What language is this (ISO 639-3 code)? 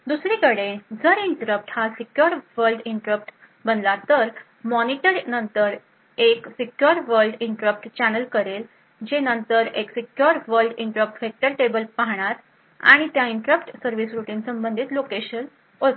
mar